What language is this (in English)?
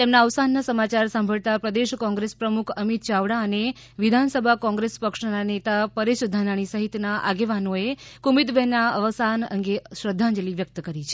Gujarati